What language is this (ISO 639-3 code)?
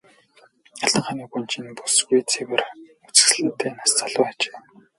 mon